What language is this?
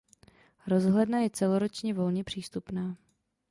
Czech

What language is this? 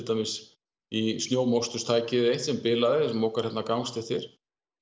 Icelandic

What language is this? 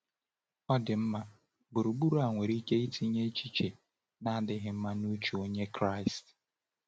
Igbo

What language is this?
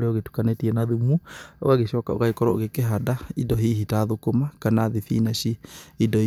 Kikuyu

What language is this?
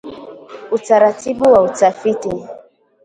Swahili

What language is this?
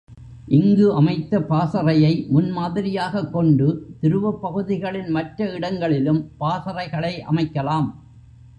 Tamil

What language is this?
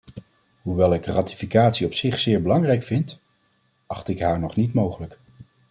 Dutch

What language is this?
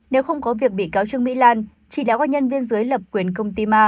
Vietnamese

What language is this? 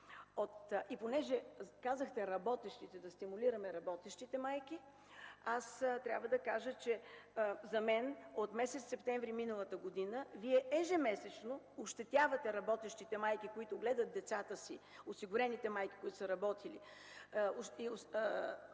Bulgarian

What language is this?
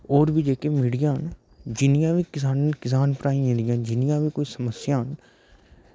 Dogri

